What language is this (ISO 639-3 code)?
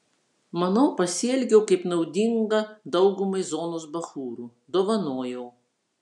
lit